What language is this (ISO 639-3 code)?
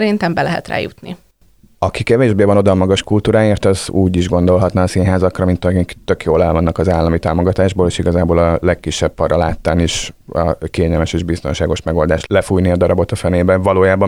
hun